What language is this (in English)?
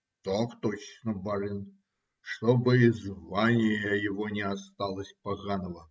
Russian